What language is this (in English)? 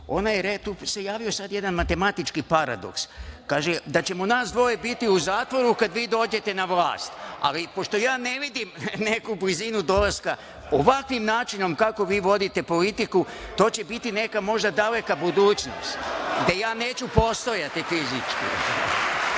Serbian